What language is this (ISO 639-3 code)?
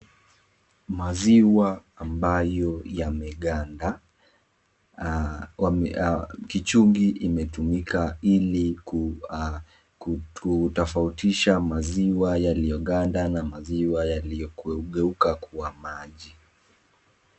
swa